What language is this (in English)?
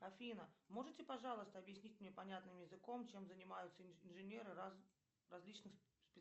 Russian